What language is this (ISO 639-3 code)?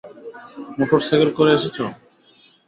ben